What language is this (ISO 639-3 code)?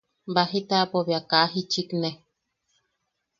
yaq